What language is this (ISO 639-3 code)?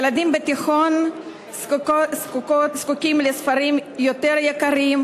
heb